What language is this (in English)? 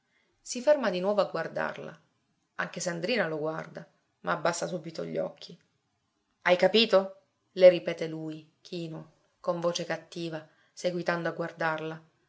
Italian